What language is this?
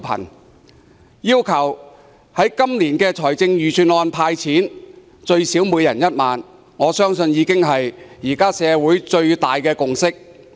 Cantonese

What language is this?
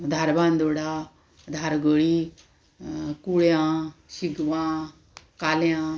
Konkani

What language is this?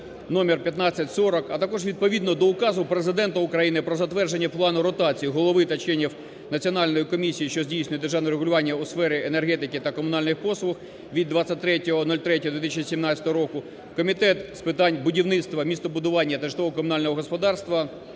Ukrainian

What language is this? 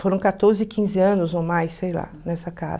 Portuguese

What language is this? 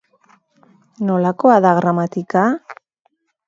Basque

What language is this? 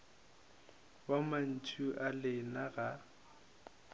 Northern Sotho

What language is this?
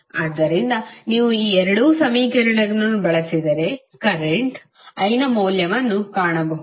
Kannada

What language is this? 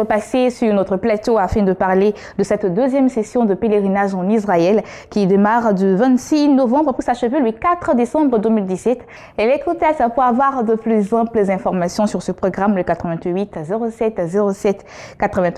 French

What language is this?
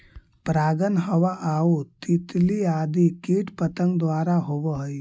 Magahi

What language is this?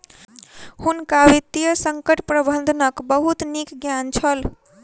Maithili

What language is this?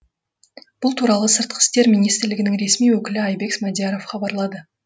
Kazakh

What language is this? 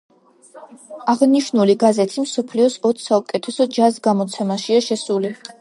Georgian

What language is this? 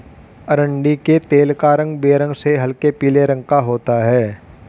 Hindi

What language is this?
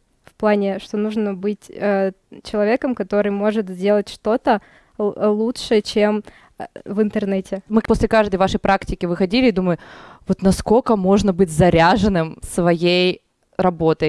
Russian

